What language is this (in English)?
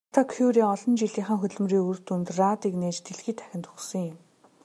Mongolian